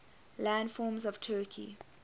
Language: English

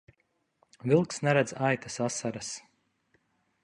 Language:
Latvian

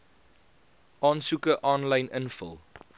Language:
Afrikaans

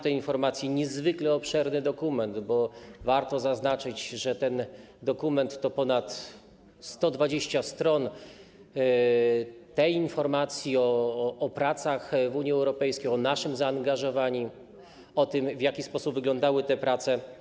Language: Polish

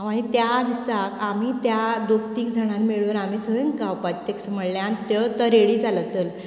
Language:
Konkani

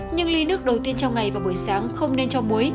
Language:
Vietnamese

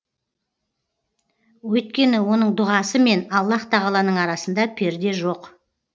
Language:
Kazakh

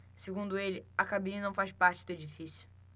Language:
Portuguese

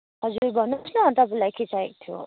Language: Nepali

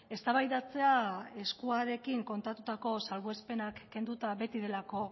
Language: Basque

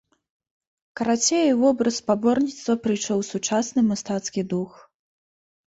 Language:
Belarusian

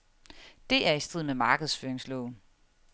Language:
Danish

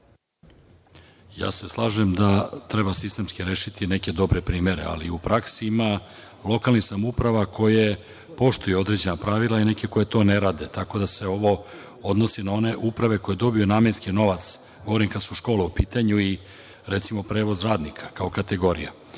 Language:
Serbian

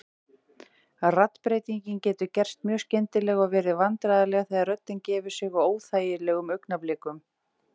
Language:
Icelandic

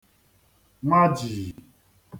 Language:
Igbo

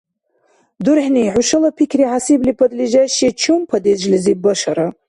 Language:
Dargwa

